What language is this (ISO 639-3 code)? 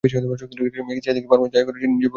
ben